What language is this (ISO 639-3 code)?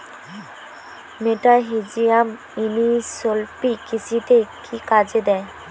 ben